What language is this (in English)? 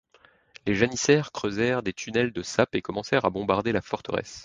French